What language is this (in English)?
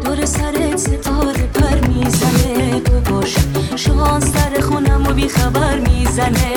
Persian